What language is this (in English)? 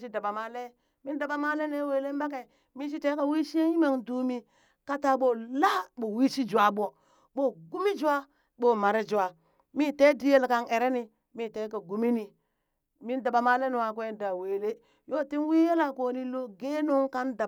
Burak